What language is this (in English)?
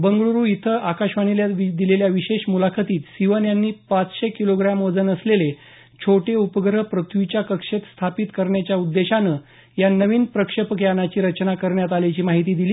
Marathi